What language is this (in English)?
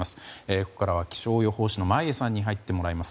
Japanese